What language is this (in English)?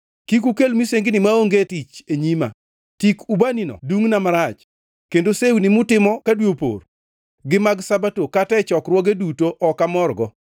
Luo (Kenya and Tanzania)